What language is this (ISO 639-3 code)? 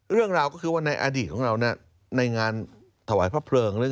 tha